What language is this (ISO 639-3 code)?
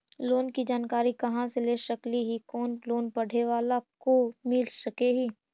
mag